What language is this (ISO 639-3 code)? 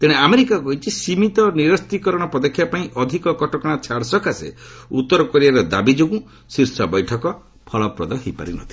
ori